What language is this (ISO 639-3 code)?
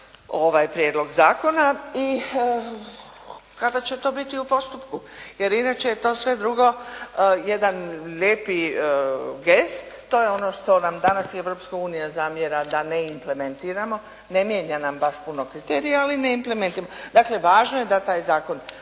hrv